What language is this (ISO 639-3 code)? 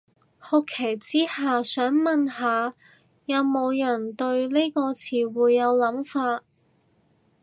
yue